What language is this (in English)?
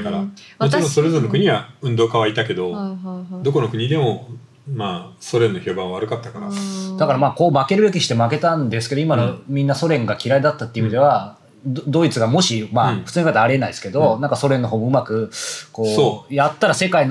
Japanese